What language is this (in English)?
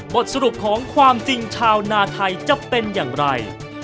Thai